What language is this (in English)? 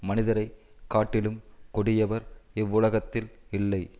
Tamil